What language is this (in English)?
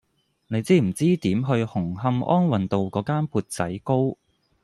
Cantonese